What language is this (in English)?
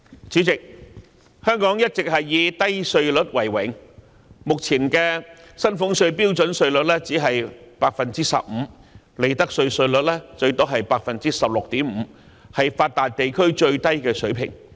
Cantonese